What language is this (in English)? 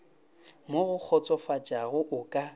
Northern Sotho